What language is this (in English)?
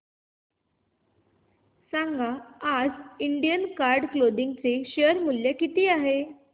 Marathi